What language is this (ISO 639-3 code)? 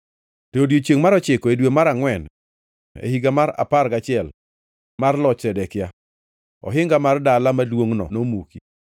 luo